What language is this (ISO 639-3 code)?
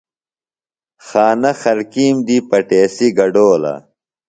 phl